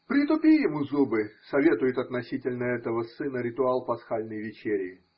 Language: Russian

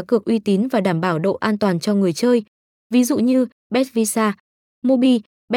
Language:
Vietnamese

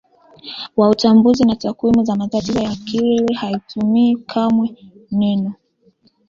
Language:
Swahili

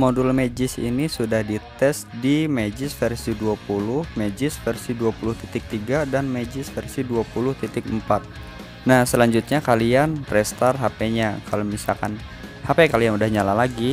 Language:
Indonesian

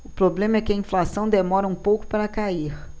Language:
Portuguese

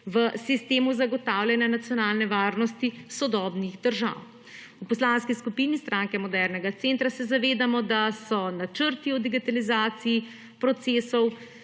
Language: Slovenian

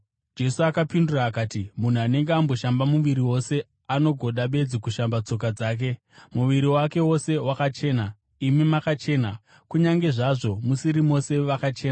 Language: Shona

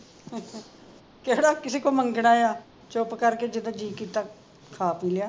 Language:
Punjabi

